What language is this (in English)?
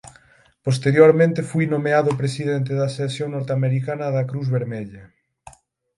Galician